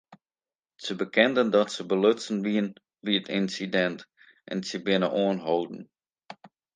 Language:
Western Frisian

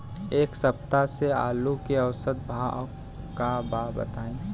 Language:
Bhojpuri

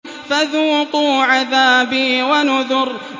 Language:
Arabic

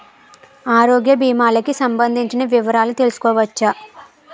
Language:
Telugu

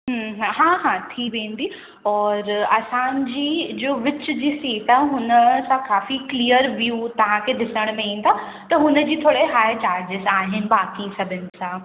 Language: Sindhi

